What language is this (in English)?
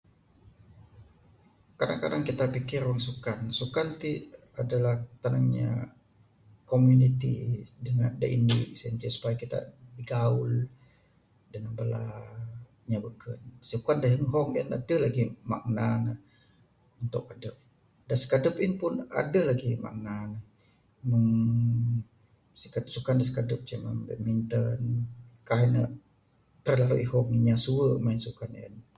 Bukar-Sadung Bidayuh